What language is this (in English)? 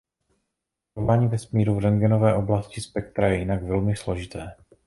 Czech